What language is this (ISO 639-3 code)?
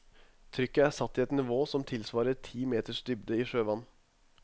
nor